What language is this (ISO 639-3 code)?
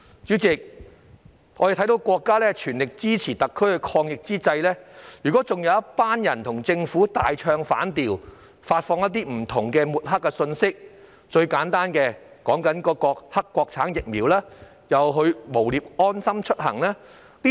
yue